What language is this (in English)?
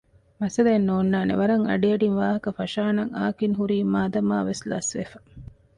Divehi